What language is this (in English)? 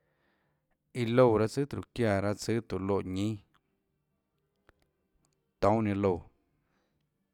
Tlacoatzintepec Chinantec